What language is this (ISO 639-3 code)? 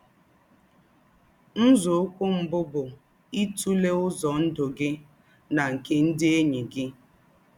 ibo